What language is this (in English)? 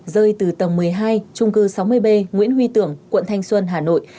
Vietnamese